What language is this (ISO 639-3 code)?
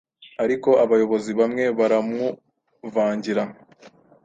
kin